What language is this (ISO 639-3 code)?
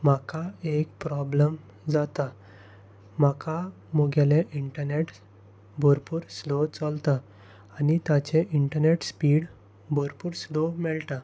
kok